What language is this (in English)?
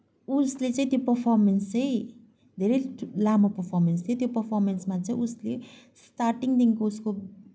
Nepali